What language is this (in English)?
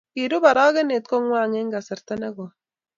Kalenjin